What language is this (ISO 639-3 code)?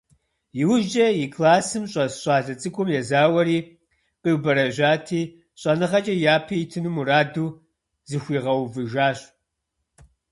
kbd